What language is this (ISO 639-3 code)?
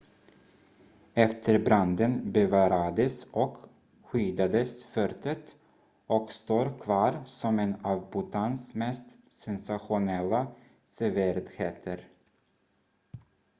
swe